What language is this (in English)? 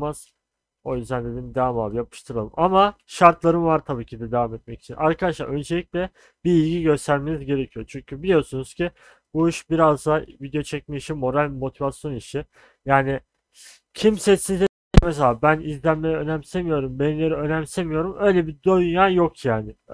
Turkish